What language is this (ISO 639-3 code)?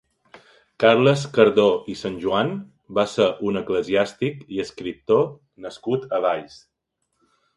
cat